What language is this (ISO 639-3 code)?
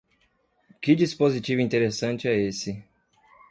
por